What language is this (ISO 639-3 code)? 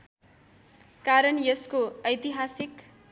nep